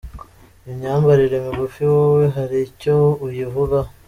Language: Kinyarwanda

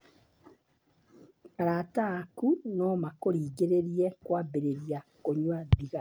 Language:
Kikuyu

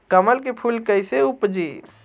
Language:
Bhojpuri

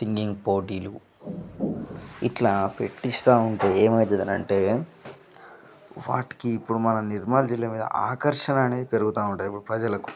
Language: Telugu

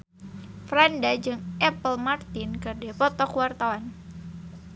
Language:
Sundanese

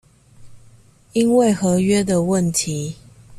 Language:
Chinese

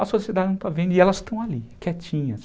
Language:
Portuguese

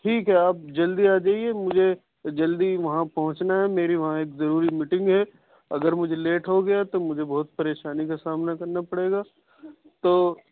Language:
Urdu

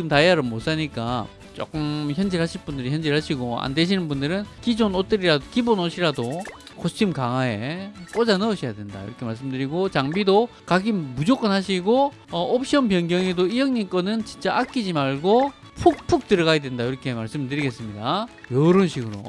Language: Korean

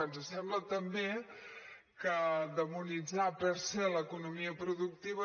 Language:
Catalan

